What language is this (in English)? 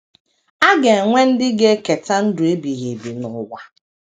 Igbo